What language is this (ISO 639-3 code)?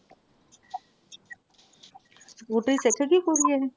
pan